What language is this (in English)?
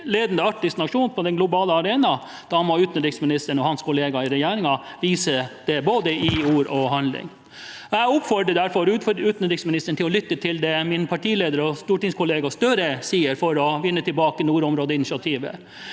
Norwegian